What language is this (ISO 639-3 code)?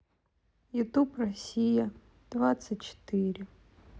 rus